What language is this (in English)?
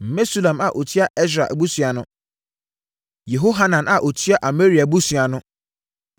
Akan